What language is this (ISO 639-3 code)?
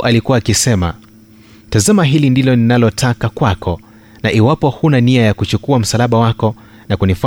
swa